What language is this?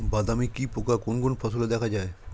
Bangla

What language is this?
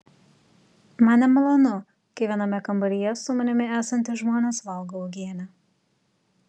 Lithuanian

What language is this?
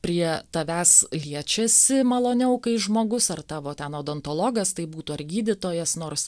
Lithuanian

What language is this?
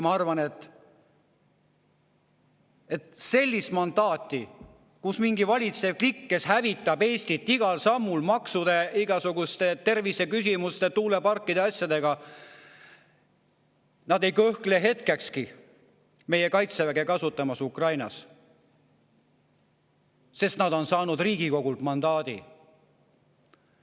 Estonian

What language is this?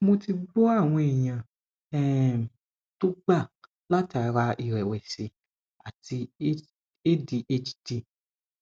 Yoruba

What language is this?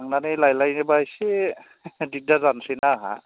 Bodo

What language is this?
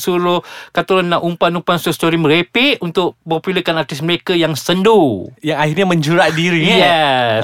Malay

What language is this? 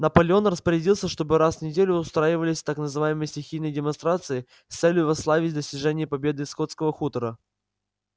Russian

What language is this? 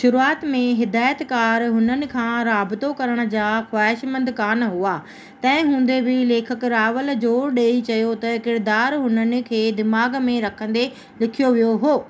Sindhi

